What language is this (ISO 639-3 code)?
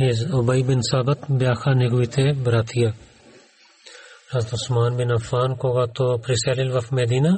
bul